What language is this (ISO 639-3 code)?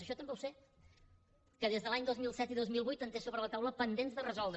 cat